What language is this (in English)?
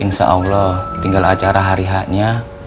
Indonesian